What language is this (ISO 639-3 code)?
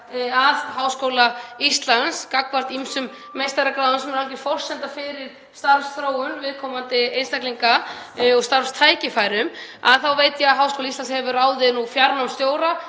isl